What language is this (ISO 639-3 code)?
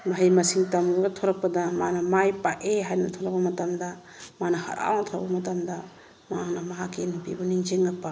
mni